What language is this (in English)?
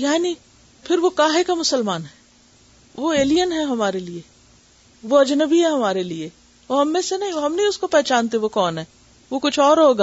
Urdu